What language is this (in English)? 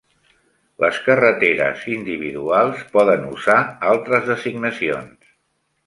Catalan